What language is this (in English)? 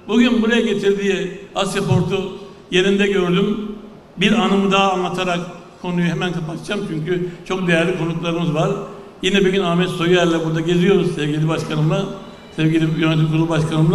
Turkish